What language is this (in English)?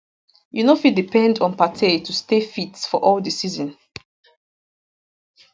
Nigerian Pidgin